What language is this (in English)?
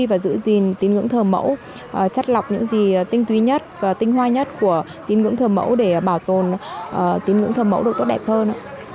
Vietnamese